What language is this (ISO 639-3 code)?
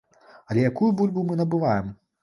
bel